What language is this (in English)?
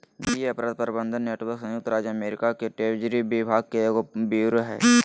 Magahi